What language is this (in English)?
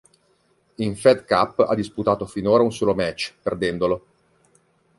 Italian